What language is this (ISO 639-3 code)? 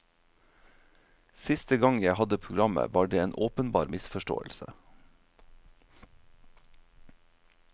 nor